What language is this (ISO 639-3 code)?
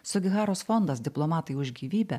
lit